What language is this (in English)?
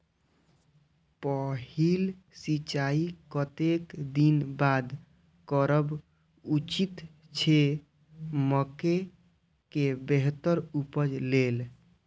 Maithili